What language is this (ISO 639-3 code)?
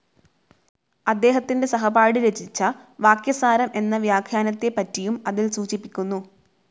mal